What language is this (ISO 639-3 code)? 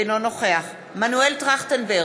heb